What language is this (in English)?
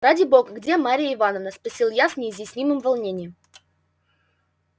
Russian